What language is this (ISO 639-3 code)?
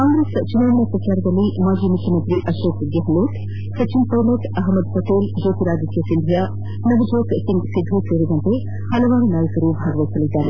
kan